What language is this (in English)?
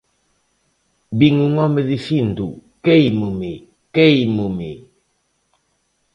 Galician